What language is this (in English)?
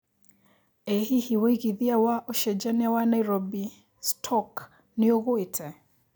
Kikuyu